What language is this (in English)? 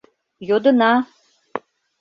Mari